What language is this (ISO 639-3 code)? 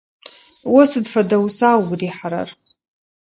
ady